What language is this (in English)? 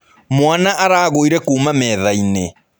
Kikuyu